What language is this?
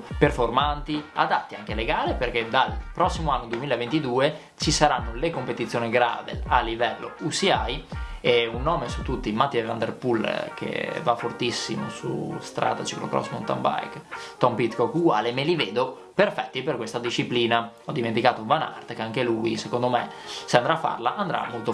Italian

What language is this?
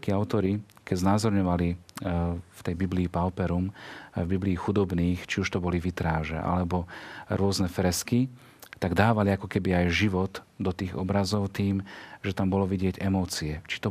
Slovak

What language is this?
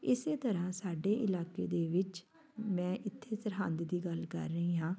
Punjabi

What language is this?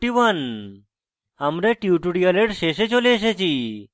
Bangla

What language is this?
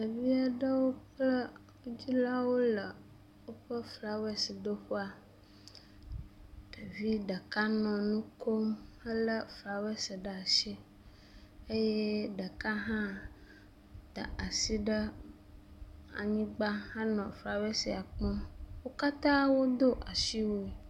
Ewe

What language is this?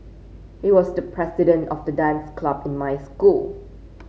English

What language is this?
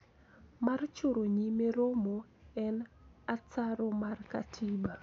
Luo (Kenya and Tanzania)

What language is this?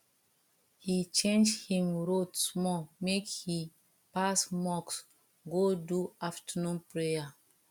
Nigerian Pidgin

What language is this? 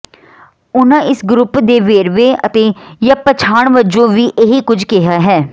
Punjabi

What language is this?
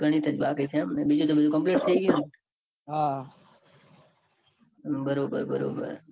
Gujarati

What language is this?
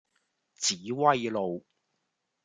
Cantonese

